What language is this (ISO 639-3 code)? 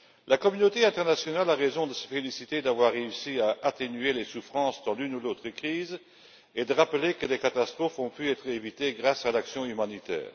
fra